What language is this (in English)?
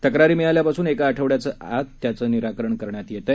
Marathi